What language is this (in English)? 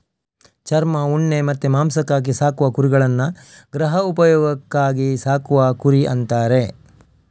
Kannada